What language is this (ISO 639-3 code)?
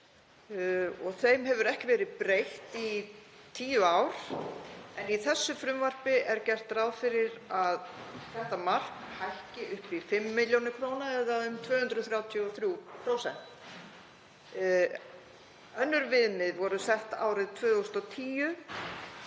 isl